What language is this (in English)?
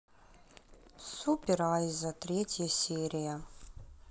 Russian